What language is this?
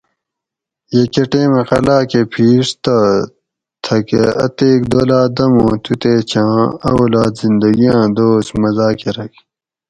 Gawri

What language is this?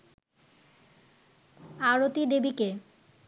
Bangla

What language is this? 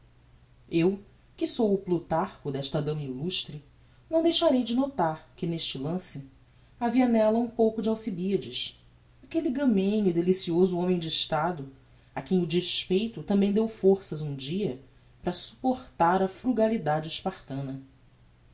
Portuguese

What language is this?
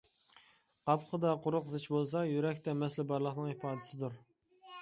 Uyghur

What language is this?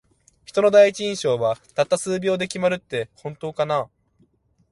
Japanese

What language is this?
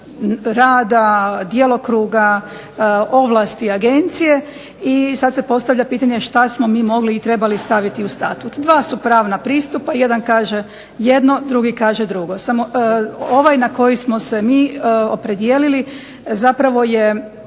Croatian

